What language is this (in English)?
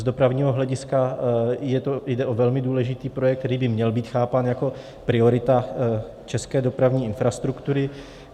Czech